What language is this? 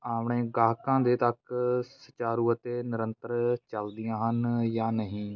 Punjabi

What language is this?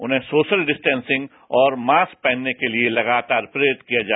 Hindi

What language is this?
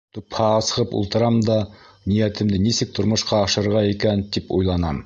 Bashkir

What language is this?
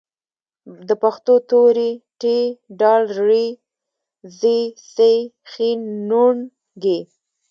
Pashto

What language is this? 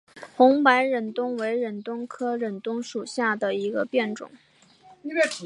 Chinese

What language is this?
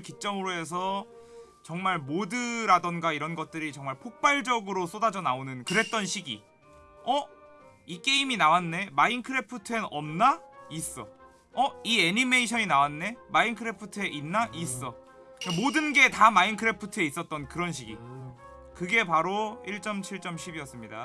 Korean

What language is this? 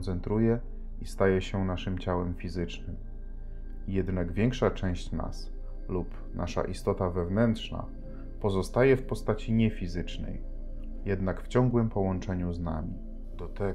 Polish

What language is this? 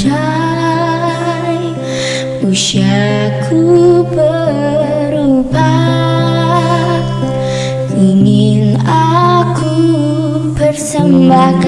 Vietnamese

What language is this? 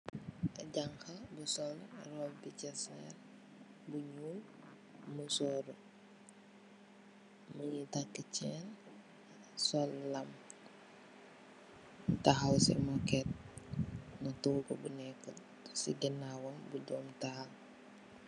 Wolof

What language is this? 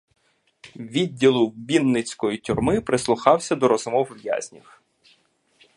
Ukrainian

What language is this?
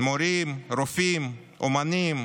Hebrew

